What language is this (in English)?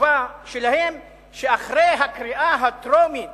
Hebrew